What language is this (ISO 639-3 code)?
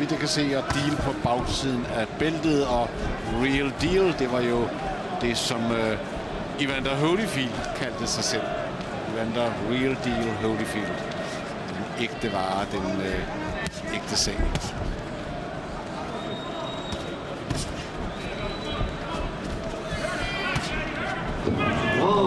dan